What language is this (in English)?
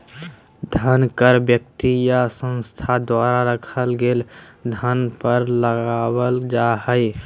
Magahi